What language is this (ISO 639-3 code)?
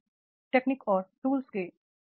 hin